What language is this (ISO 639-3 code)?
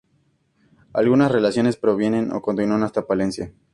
spa